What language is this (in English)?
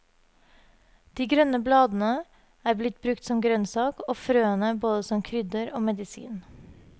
Norwegian